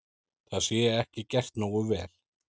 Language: Icelandic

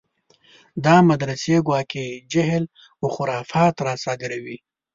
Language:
Pashto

